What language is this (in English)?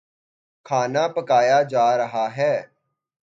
Urdu